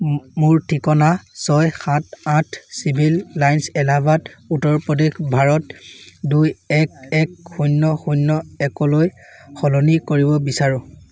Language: Assamese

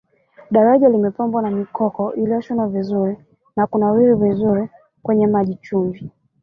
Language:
Swahili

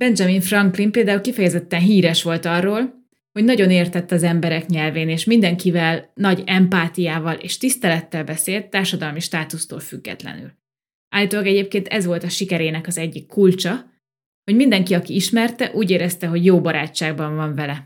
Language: Hungarian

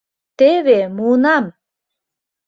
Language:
Mari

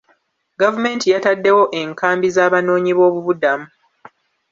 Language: Ganda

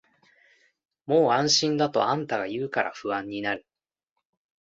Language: Japanese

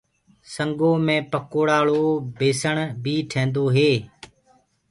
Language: Gurgula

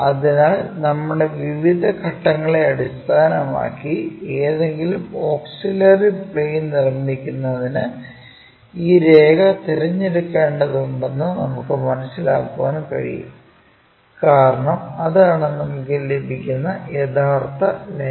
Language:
Malayalam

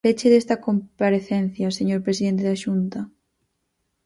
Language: Galician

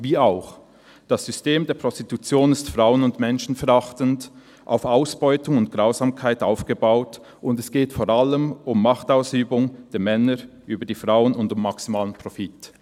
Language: Swiss German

